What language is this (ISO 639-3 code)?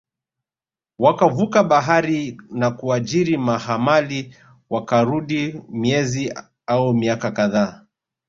swa